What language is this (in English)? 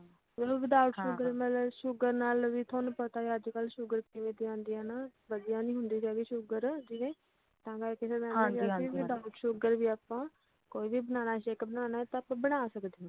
Punjabi